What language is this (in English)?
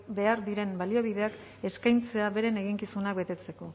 Basque